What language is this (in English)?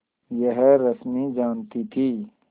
Hindi